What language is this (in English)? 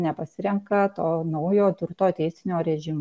Lithuanian